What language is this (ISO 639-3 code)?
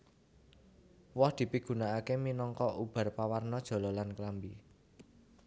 jav